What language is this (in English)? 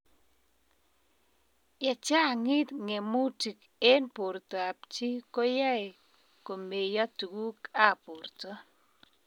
Kalenjin